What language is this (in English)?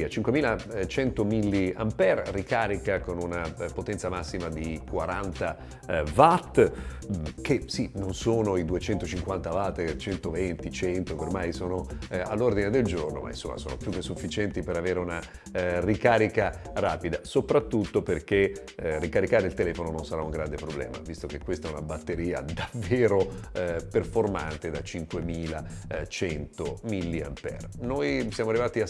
Italian